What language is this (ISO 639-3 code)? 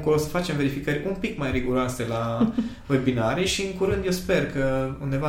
ron